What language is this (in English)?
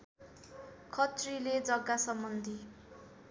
Nepali